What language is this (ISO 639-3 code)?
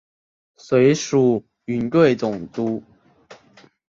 zho